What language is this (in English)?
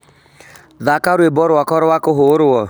Kikuyu